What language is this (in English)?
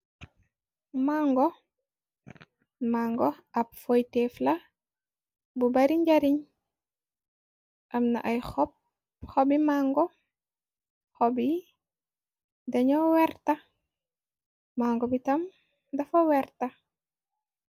Wolof